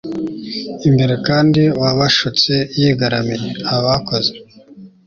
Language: Kinyarwanda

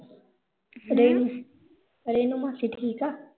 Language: Punjabi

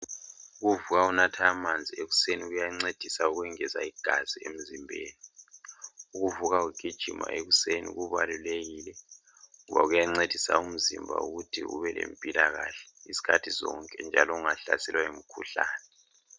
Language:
North Ndebele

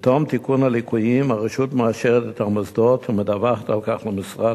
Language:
Hebrew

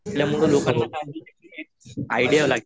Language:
Marathi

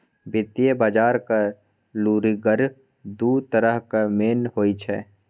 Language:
Maithili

